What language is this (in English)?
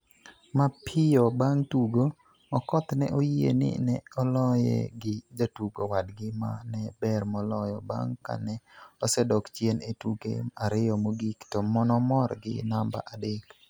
Luo (Kenya and Tanzania)